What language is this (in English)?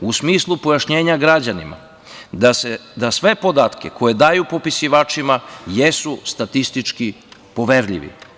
Serbian